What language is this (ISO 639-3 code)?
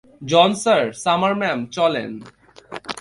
ben